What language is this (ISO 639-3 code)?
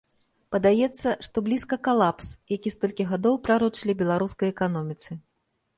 bel